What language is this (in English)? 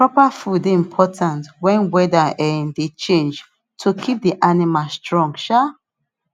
Nigerian Pidgin